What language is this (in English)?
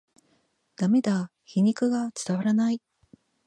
Japanese